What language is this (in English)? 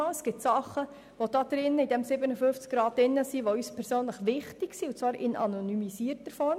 Swiss German